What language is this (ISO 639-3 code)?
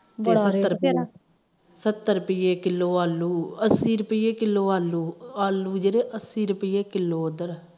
pan